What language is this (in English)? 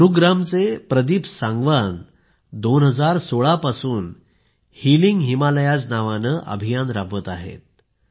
Marathi